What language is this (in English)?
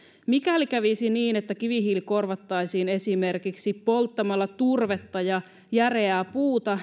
Finnish